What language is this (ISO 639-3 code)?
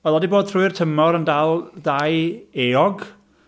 cym